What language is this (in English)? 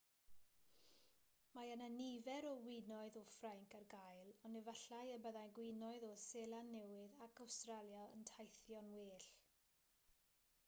Welsh